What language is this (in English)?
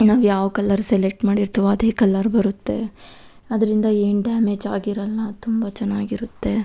Kannada